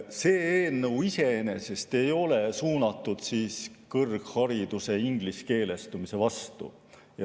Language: Estonian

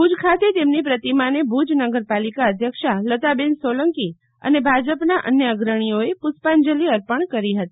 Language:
Gujarati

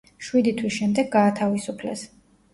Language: Georgian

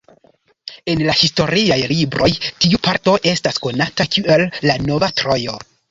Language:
Esperanto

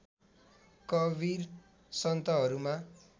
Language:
Nepali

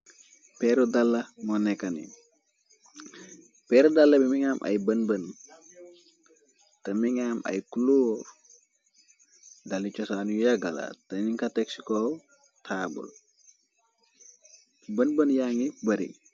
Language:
Wolof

